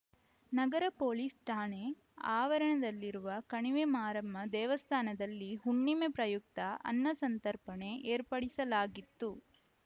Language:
Kannada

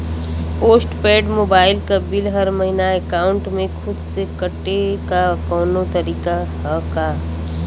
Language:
Bhojpuri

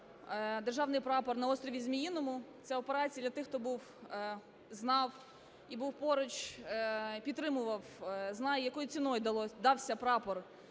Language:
Ukrainian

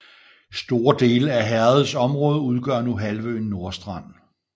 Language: Danish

